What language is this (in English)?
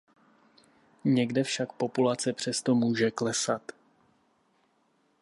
Czech